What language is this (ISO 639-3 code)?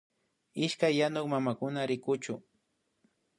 qvi